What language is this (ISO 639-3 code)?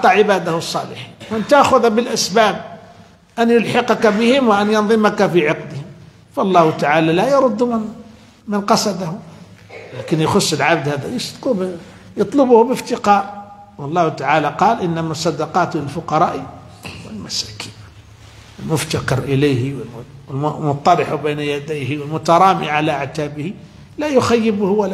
ara